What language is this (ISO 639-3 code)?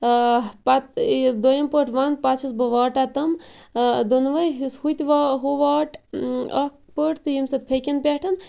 kas